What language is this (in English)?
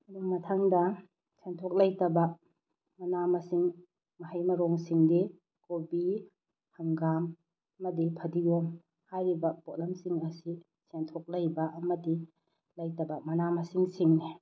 Manipuri